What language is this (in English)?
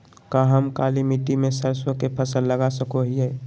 Magahi